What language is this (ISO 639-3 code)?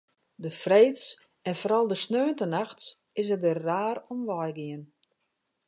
fry